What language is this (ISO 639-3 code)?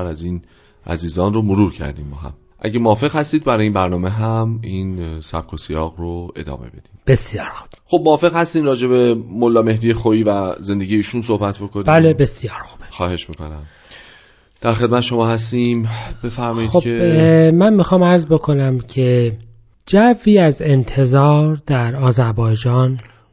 fas